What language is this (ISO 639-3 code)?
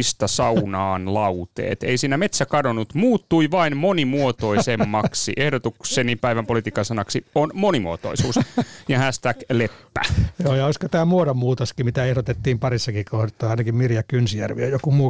fin